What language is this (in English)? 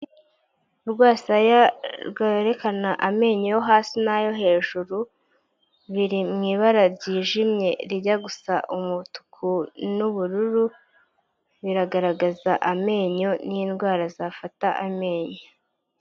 Kinyarwanda